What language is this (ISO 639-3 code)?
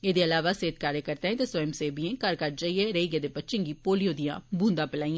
doi